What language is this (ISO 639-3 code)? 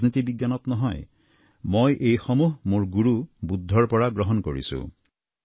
asm